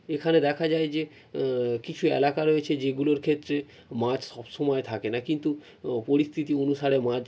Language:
Bangla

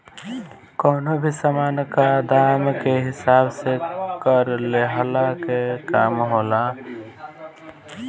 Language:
Bhojpuri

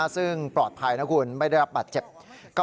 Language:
Thai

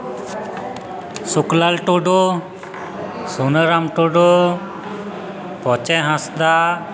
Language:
Santali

